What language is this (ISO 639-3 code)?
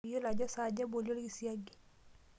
mas